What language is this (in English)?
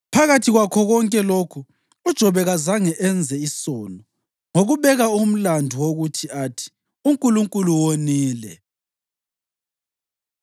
North Ndebele